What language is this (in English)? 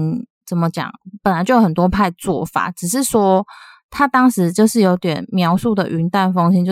Chinese